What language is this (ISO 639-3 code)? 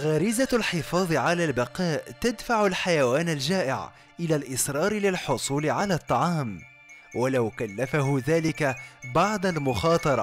ara